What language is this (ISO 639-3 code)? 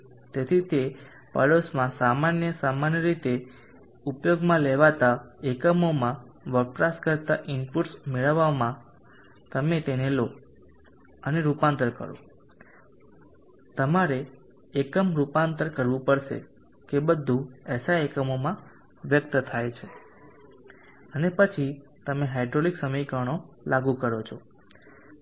guj